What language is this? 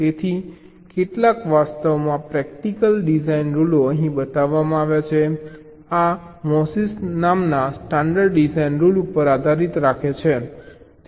Gujarati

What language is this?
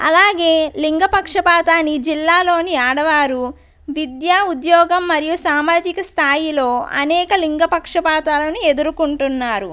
Telugu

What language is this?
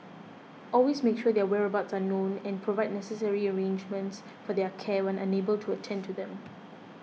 English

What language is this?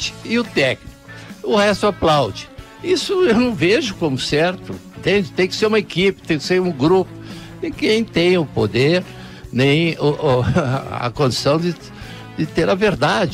Portuguese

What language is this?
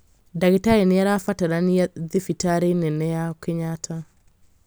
Kikuyu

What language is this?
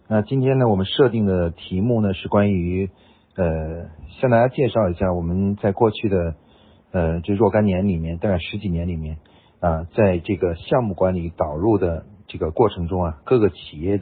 Chinese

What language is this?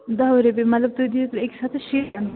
Kashmiri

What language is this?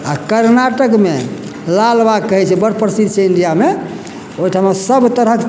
Maithili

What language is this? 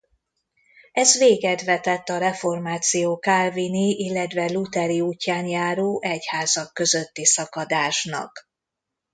Hungarian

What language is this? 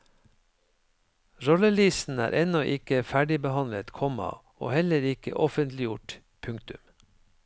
Norwegian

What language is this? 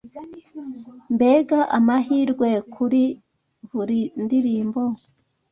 Kinyarwanda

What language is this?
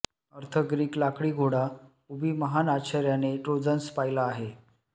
Marathi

